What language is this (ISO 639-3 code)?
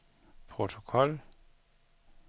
dan